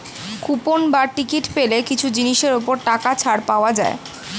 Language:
Bangla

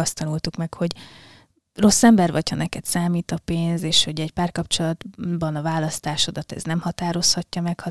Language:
Hungarian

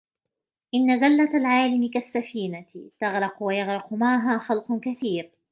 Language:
Arabic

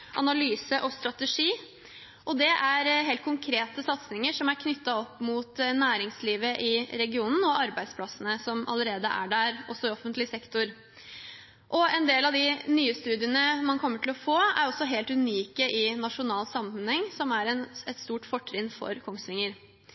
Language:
Norwegian Bokmål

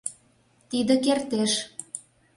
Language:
Mari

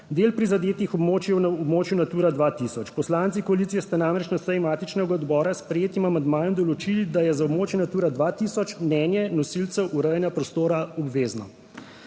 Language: Slovenian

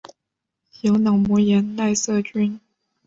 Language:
Chinese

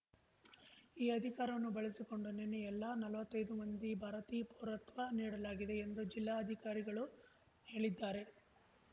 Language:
Kannada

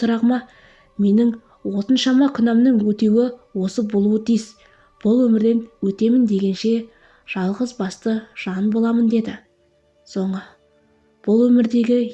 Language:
Turkish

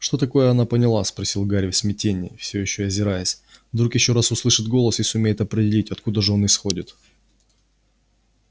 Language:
Russian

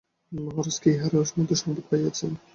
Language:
Bangla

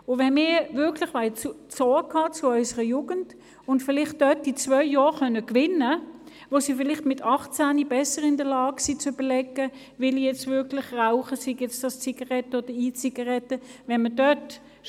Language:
Swiss German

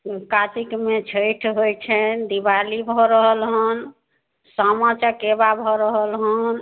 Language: Maithili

